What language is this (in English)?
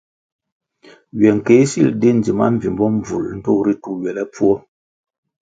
Kwasio